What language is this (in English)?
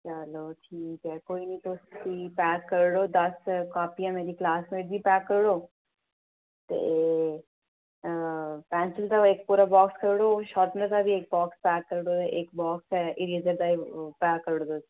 Dogri